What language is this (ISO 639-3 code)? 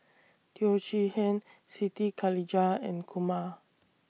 eng